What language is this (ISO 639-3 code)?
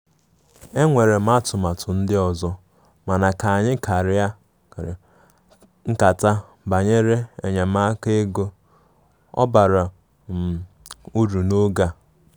ibo